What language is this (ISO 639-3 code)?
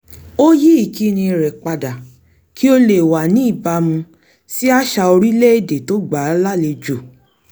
yor